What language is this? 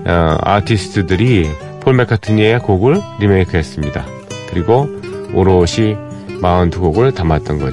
Korean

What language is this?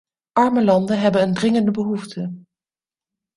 Dutch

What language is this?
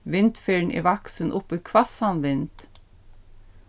Faroese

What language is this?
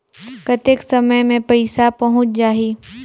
Chhattisgarhi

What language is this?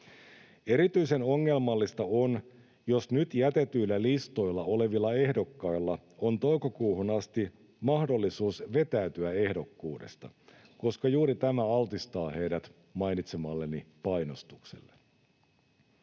Finnish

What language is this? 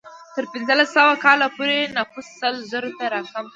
Pashto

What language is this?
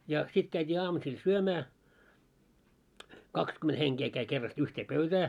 Finnish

